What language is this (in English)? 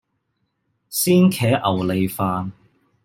Cantonese